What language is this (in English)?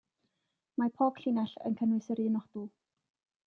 Welsh